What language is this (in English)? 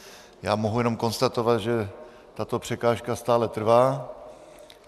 Czech